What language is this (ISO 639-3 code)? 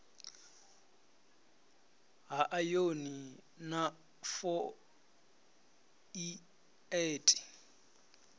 ven